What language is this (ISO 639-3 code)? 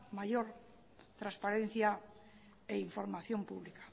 spa